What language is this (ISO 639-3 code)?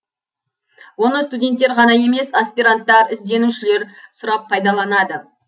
kaz